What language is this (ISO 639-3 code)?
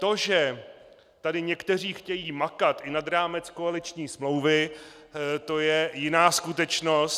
ces